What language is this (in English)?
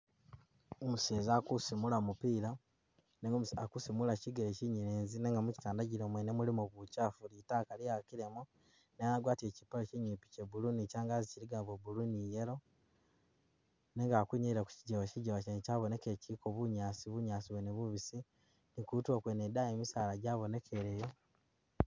Masaaba